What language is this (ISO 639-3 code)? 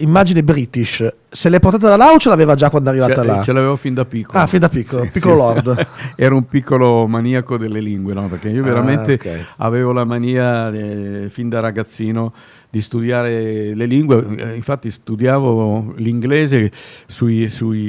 ita